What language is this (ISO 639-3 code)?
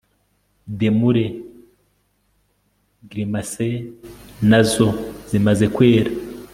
kin